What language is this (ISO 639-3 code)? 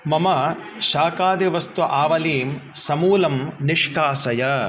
san